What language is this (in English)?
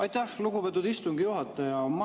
Estonian